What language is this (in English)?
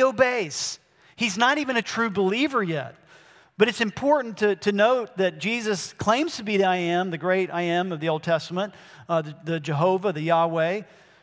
English